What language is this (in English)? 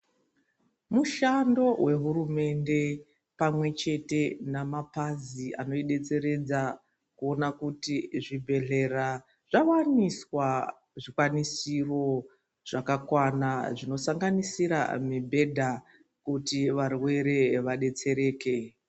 Ndau